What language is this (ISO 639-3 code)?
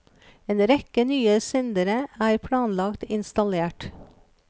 nor